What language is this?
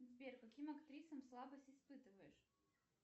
Russian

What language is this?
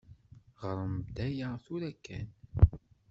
Kabyle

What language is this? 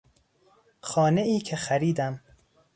Persian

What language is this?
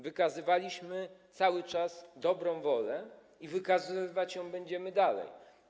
Polish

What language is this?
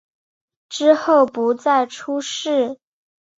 Chinese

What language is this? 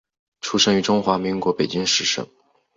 Chinese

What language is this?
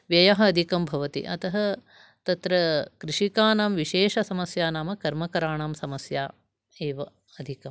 Sanskrit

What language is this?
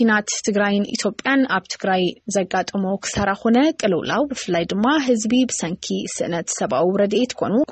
Arabic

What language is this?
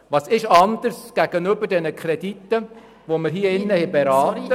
Swiss German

